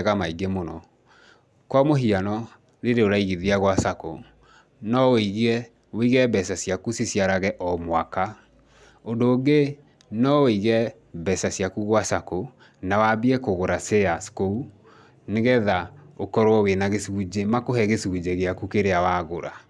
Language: Kikuyu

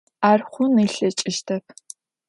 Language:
Adyghe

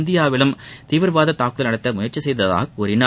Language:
Tamil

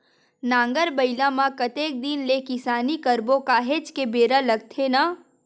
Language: Chhattisgarhi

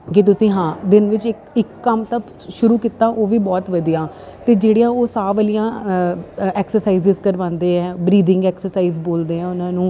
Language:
Punjabi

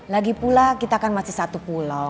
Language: Indonesian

